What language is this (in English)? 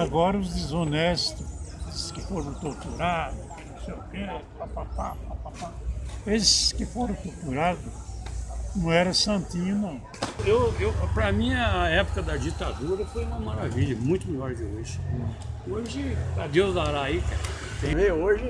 Portuguese